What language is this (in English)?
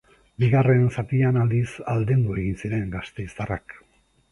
Basque